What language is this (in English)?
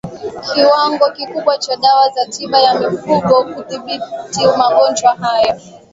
Swahili